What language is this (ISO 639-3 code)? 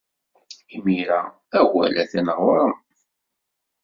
kab